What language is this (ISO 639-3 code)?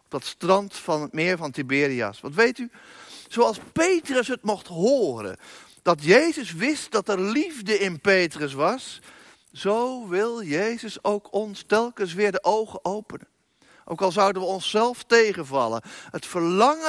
nld